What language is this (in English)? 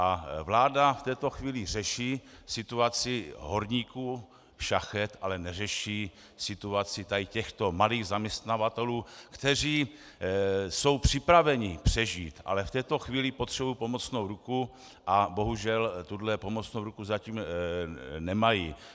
Czech